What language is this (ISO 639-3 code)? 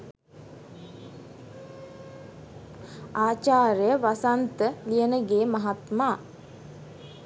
sin